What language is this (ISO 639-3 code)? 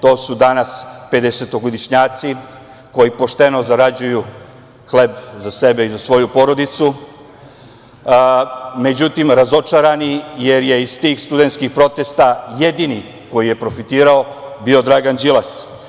srp